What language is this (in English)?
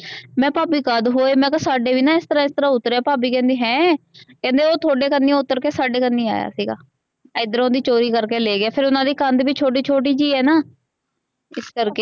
Punjabi